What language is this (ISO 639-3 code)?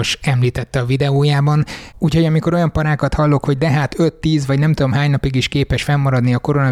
hun